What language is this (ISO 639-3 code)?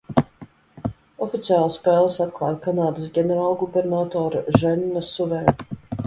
lav